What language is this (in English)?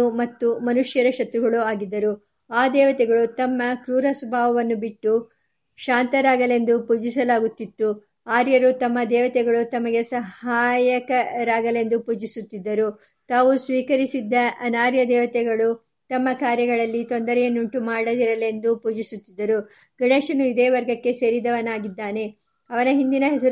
Kannada